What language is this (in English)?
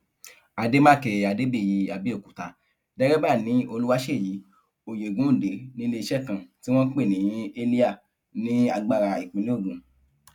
Yoruba